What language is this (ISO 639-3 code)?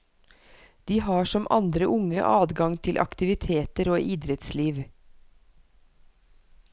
nor